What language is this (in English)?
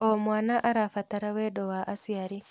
Kikuyu